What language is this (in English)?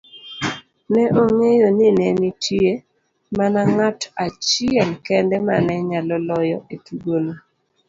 Luo (Kenya and Tanzania)